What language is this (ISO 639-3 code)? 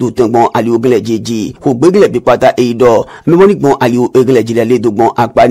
fra